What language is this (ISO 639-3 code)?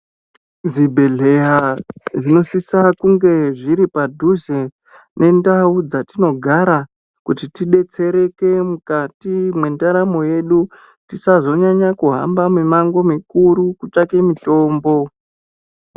ndc